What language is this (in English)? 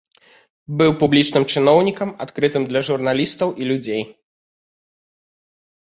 Belarusian